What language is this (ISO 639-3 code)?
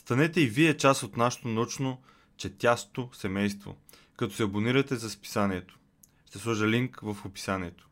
bul